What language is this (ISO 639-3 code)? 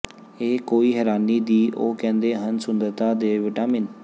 pan